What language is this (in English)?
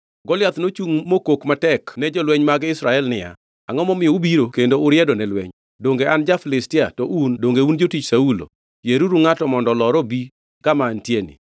Luo (Kenya and Tanzania)